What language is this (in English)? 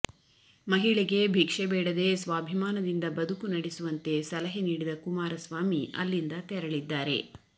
Kannada